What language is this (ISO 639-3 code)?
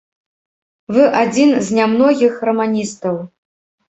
bel